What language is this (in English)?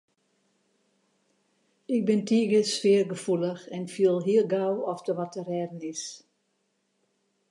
Western Frisian